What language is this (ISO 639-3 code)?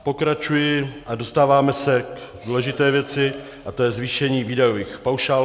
ces